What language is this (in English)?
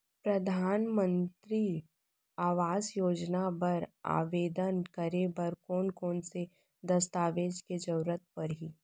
Chhattisgarhi